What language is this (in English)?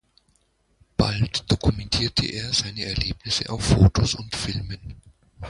German